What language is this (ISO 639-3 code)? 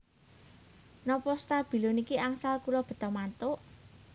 jav